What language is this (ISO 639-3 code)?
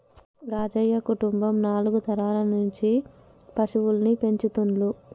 tel